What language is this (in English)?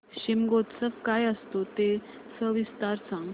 Marathi